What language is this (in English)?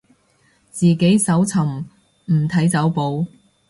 Cantonese